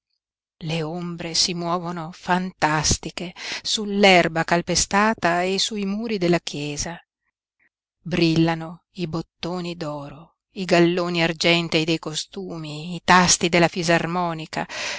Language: Italian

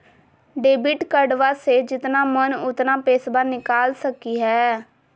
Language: Magahi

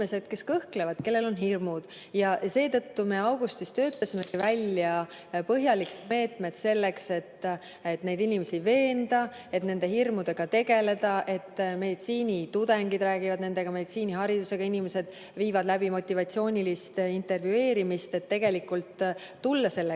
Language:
Estonian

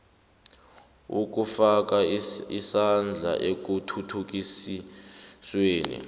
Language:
South Ndebele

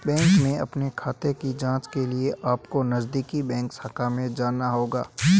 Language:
Hindi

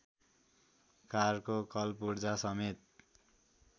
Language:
Nepali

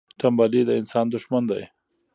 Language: Pashto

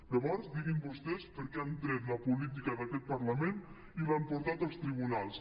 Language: Catalan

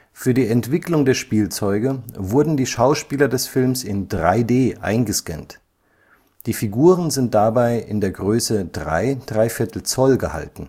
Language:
German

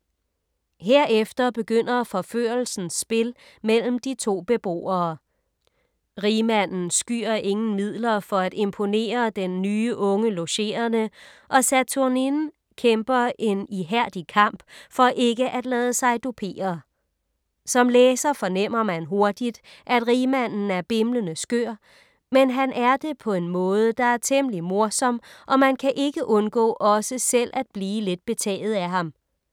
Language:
Danish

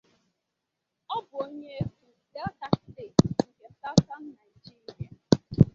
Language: Igbo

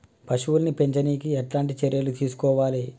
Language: Telugu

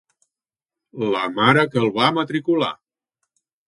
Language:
Catalan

